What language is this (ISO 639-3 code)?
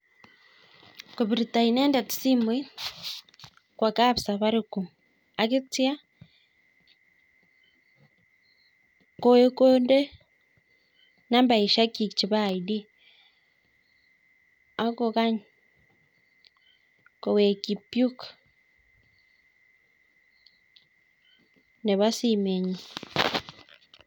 kln